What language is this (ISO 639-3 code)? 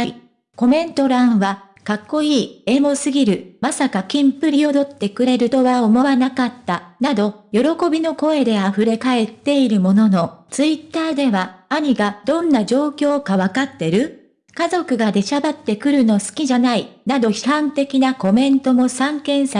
jpn